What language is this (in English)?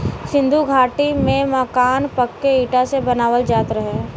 Bhojpuri